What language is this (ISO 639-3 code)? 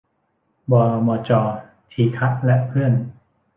tha